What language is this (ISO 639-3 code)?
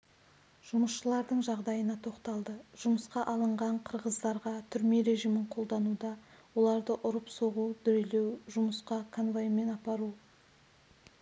kaz